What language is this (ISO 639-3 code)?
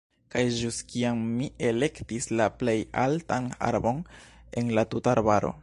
epo